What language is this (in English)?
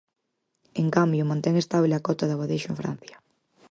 Galician